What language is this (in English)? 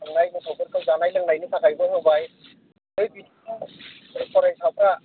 Bodo